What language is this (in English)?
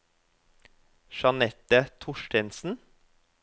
Norwegian